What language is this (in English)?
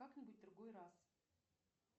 Russian